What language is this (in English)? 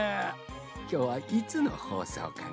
Japanese